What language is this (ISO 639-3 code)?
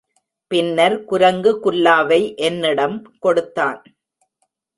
tam